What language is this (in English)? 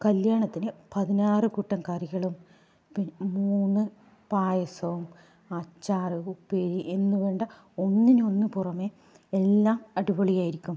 Malayalam